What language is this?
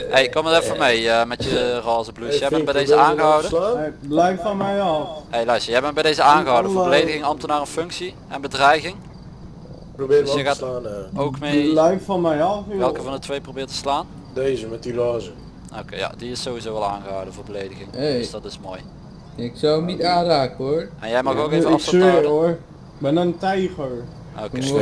Dutch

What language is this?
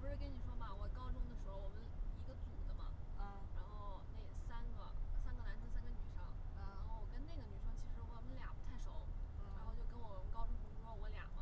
Chinese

